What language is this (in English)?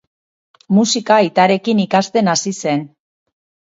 Basque